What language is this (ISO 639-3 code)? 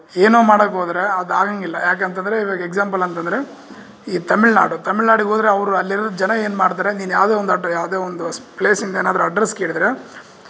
kan